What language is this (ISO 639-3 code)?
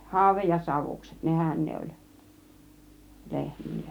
fin